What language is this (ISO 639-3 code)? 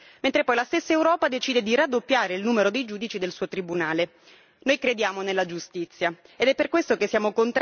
ita